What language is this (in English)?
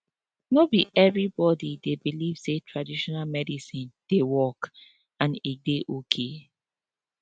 Nigerian Pidgin